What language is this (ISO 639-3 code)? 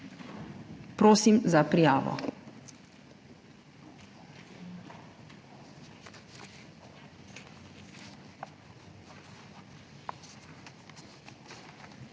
slv